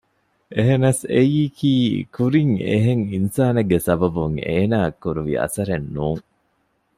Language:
Divehi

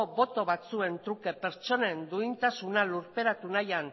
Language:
Basque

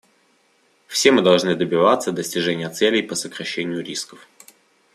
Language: Russian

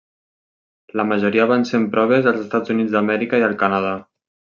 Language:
Catalan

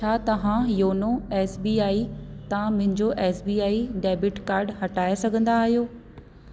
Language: Sindhi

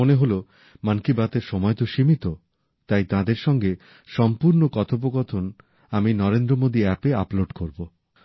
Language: Bangla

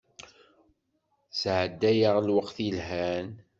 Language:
Kabyle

